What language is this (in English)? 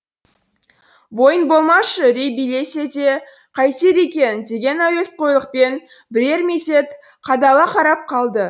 Kazakh